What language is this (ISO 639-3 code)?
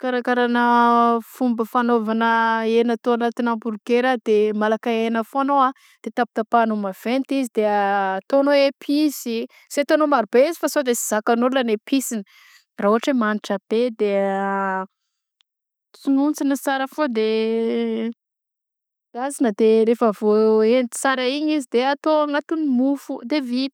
bzc